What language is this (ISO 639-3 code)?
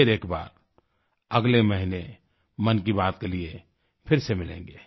hin